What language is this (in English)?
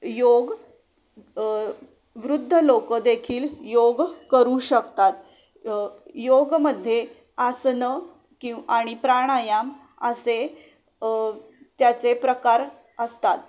Marathi